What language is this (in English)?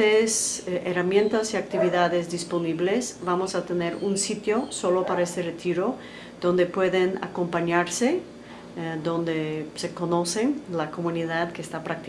Spanish